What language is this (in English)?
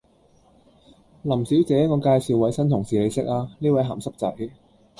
Cantonese